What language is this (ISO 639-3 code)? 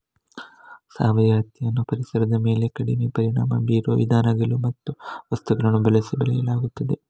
kan